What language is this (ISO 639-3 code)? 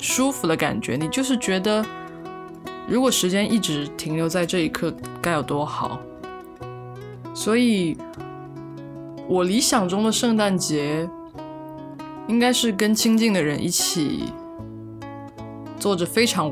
zho